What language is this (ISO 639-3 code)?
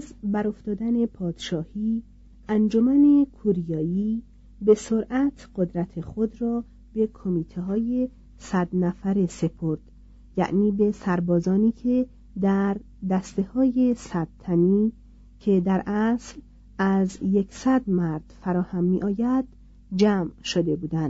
fas